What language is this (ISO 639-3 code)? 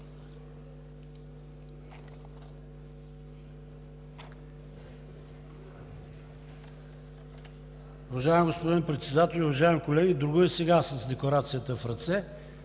bul